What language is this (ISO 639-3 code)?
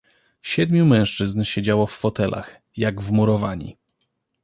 pol